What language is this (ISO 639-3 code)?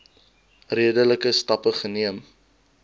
afr